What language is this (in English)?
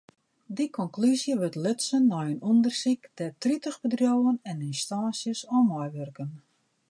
Western Frisian